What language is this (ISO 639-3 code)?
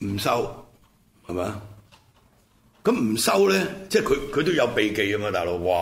zho